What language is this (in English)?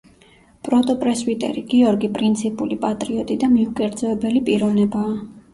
Georgian